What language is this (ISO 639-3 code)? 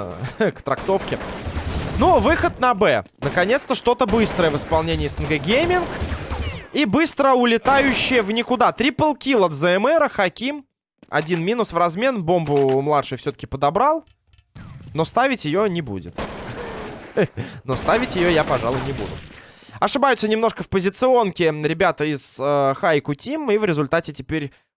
rus